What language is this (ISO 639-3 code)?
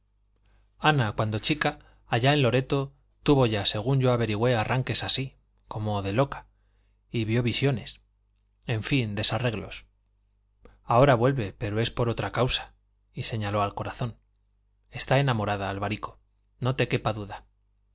spa